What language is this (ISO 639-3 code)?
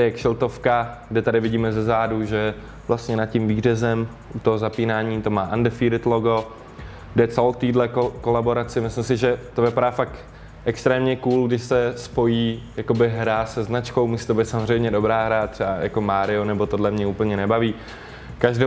ces